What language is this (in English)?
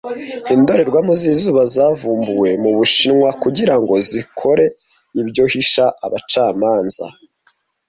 Kinyarwanda